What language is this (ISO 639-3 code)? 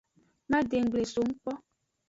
ajg